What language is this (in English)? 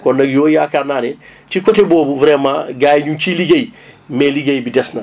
Wolof